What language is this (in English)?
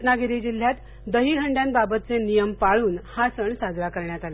Marathi